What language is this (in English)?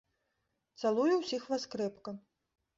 Belarusian